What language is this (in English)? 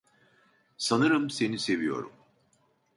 Turkish